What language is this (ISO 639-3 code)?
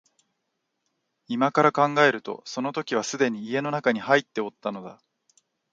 jpn